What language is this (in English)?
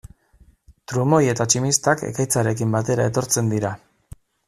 Basque